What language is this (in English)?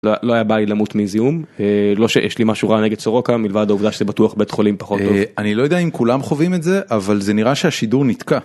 Hebrew